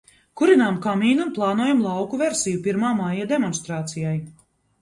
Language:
Latvian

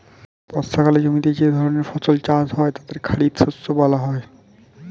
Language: Bangla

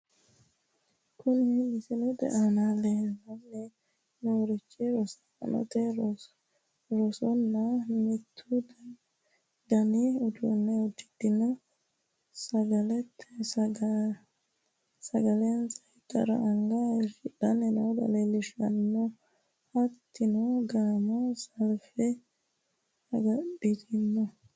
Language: Sidamo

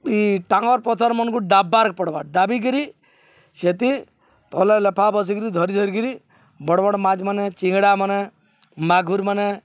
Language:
Odia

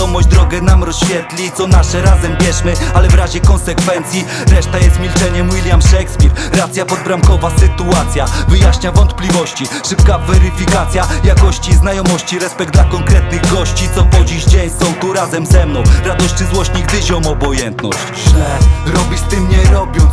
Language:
Polish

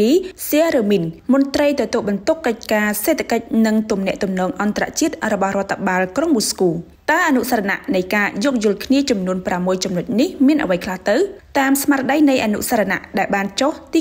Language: Thai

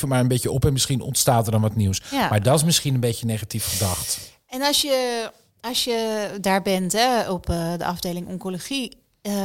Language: Dutch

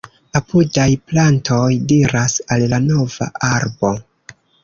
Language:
Esperanto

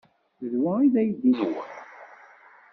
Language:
Kabyle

